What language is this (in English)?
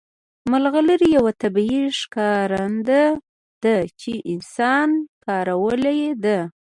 Pashto